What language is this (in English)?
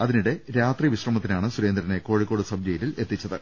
Malayalam